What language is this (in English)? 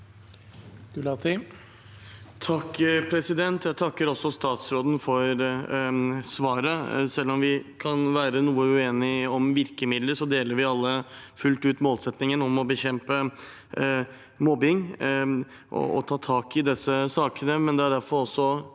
Norwegian